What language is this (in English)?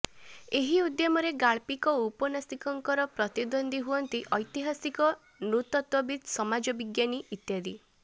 Odia